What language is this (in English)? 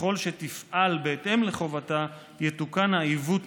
Hebrew